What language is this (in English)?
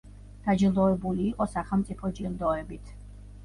Georgian